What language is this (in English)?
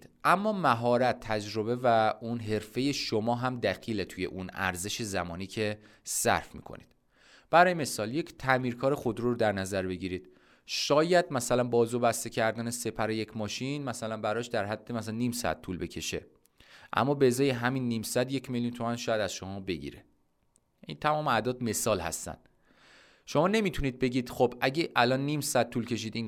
Persian